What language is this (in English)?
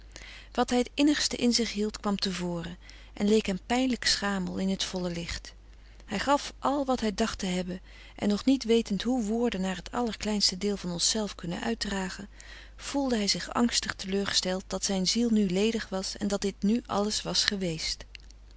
Dutch